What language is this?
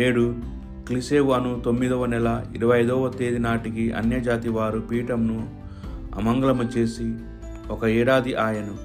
Telugu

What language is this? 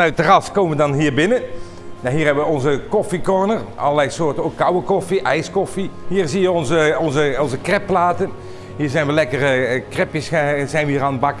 Dutch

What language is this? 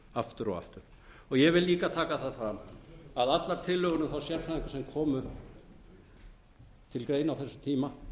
Icelandic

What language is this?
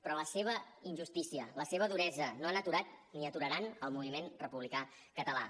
Catalan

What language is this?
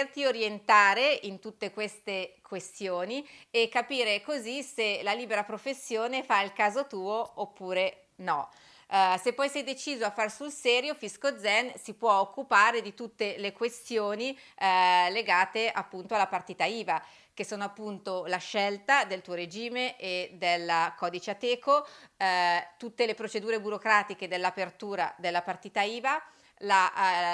Italian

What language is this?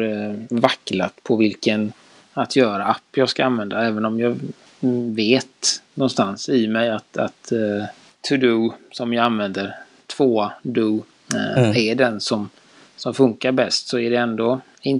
Swedish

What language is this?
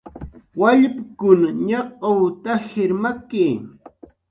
Jaqaru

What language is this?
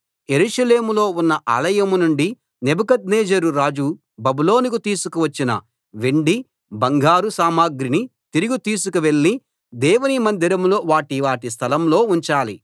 Telugu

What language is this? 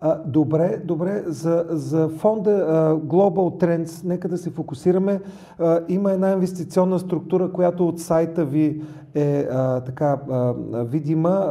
Bulgarian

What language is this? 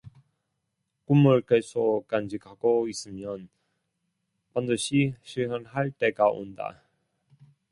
Korean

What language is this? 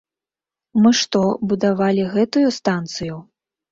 Belarusian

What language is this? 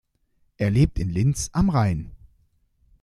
German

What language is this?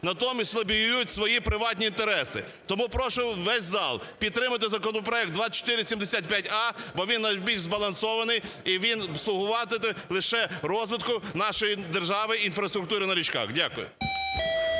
Ukrainian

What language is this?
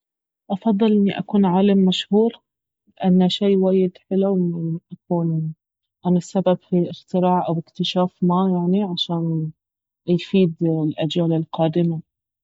Baharna Arabic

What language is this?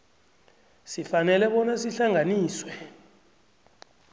South Ndebele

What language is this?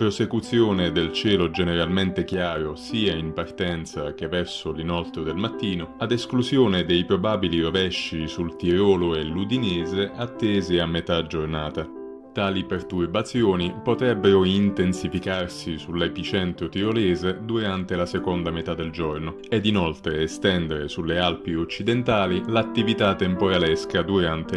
Italian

